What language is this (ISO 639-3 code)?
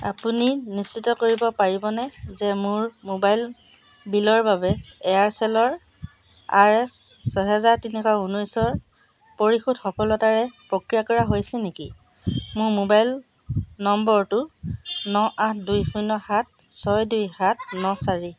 asm